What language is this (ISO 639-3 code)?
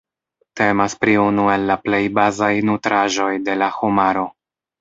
epo